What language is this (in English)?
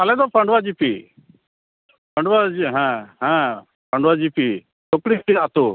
Santali